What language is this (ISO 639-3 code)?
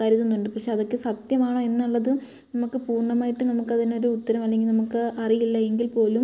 mal